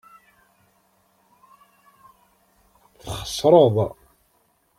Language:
Kabyle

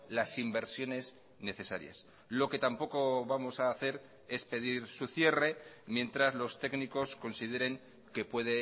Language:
Spanish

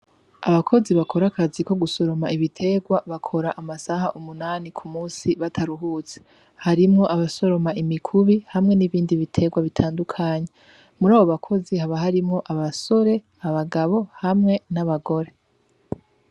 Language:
Rundi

